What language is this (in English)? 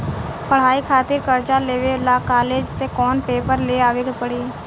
Bhojpuri